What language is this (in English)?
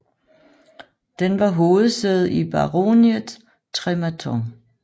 Danish